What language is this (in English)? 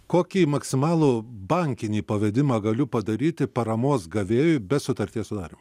Lithuanian